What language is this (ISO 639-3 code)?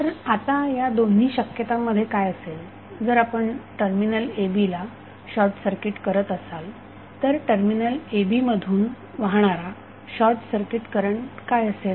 mar